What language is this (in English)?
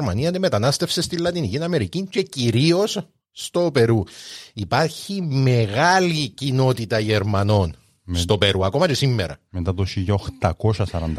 Greek